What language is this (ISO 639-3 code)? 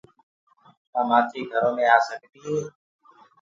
ggg